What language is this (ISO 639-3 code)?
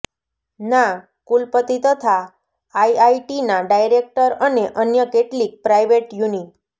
guj